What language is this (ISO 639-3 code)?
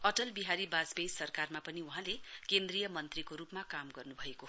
nep